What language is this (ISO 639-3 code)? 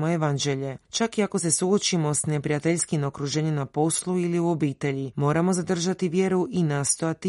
hrv